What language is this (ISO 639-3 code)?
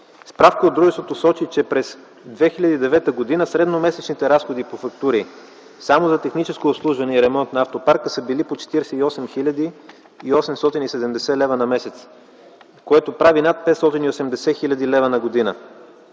bul